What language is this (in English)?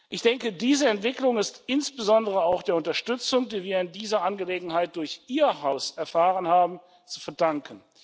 German